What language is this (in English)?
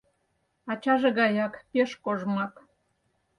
Mari